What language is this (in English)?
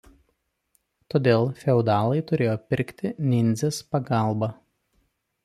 Lithuanian